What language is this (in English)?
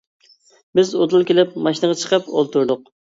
Uyghur